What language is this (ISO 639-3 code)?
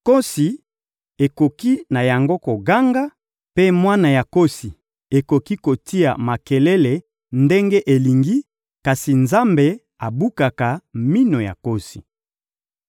lin